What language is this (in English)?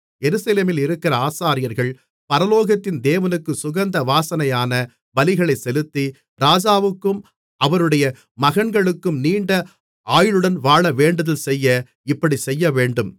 Tamil